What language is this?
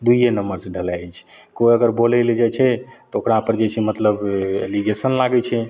Maithili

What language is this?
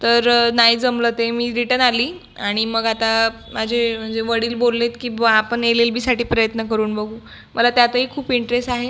Marathi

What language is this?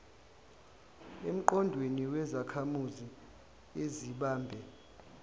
Zulu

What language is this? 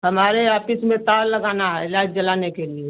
Hindi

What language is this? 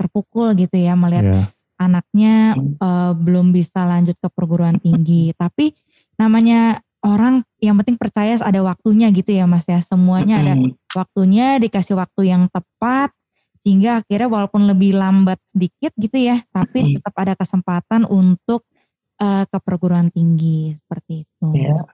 Indonesian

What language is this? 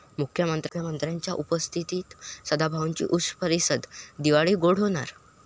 Marathi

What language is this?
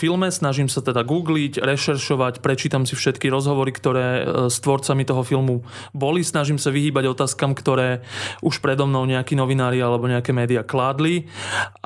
Slovak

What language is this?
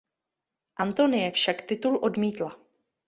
Czech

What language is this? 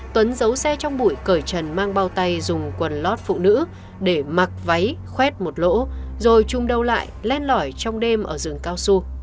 Vietnamese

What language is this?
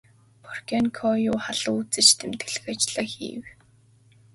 Mongolian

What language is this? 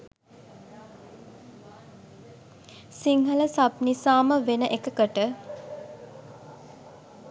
Sinhala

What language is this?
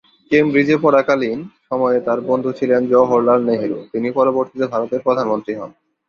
Bangla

